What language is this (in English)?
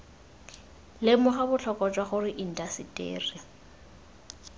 Tswana